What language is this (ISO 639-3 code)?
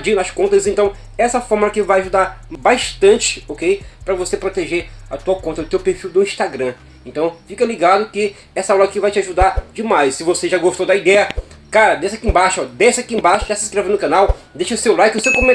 por